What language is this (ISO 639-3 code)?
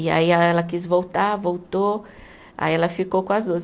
por